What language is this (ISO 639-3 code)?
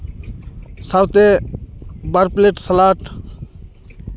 sat